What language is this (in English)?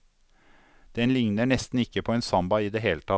Norwegian